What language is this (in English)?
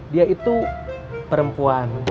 Indonesian